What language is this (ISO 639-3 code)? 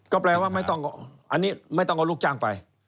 tha